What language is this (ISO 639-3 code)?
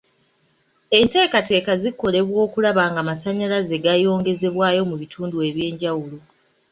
lug